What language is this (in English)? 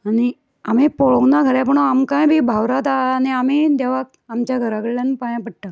Konkani